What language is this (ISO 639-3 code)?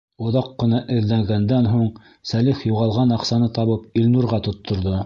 bak